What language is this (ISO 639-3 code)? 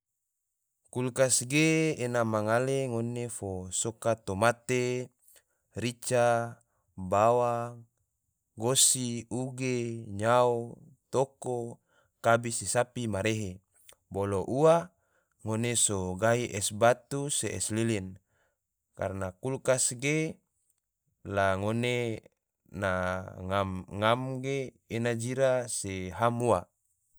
tvo